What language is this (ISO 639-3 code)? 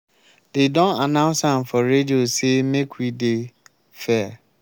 pcm